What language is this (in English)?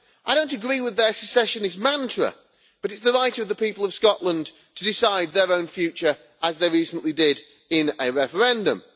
English